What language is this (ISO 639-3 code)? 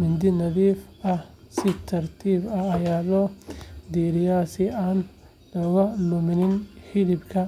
som